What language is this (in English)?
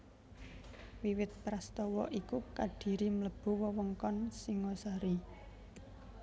Javanese